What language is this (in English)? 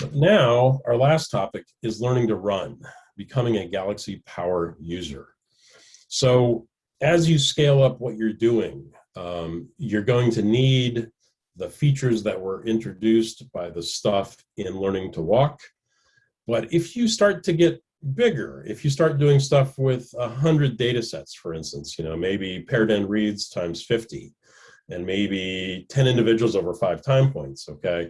English